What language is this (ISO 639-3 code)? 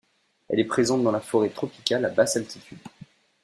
fra